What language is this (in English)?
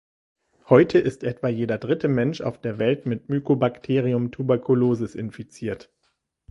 German